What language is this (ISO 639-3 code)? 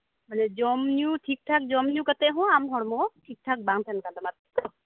sat